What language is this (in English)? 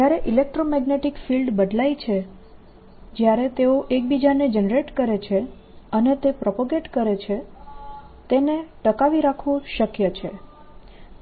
Gujarati